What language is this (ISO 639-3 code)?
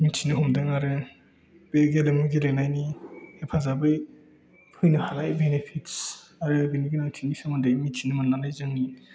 brx